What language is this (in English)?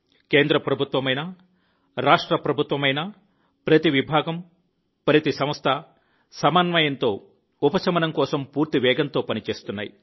Telugu